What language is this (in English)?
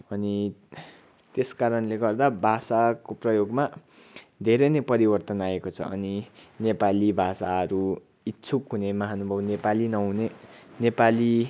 Nepali